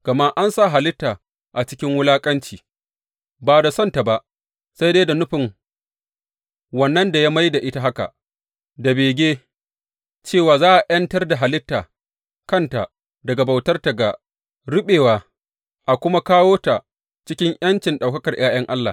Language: Hausa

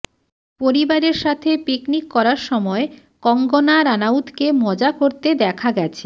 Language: Bangla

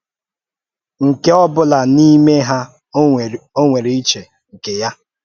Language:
Igbo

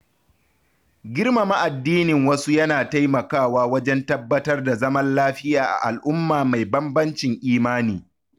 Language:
Hausa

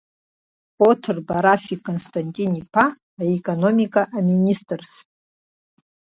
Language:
Abkhazian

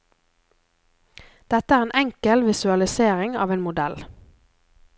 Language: Norwegian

